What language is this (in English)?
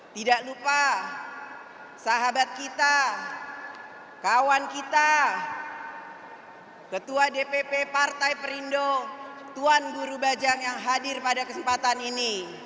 Indonesian